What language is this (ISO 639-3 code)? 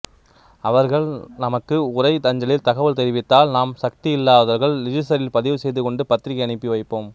tam